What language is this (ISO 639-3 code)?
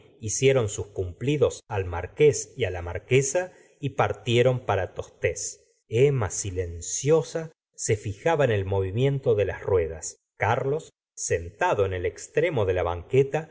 spa